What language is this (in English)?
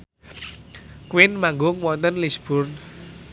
Javanese